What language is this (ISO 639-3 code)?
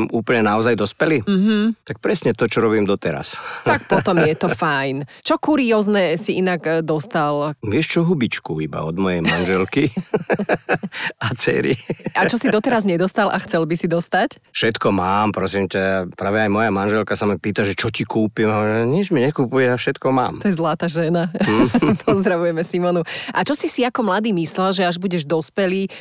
slk